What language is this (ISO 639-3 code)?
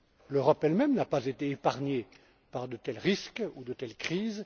fra